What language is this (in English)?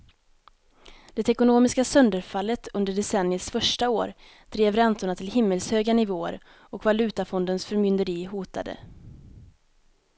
Swedish